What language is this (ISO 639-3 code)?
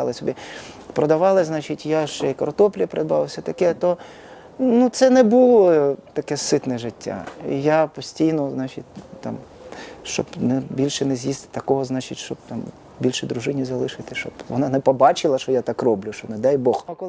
ukr